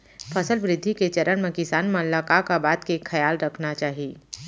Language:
Chhattisgarhi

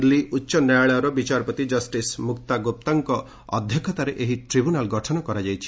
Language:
Odia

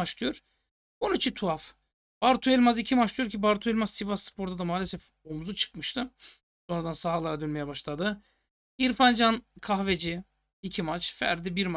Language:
Turkish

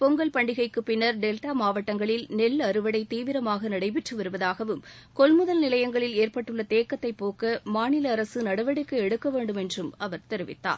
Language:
Tamil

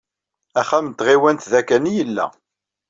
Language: Kabyle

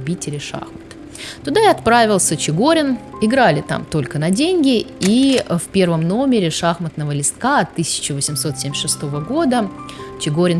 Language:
Russian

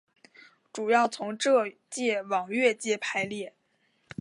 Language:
Chinese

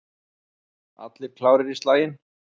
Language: Icelandic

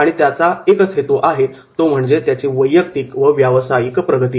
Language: Marathi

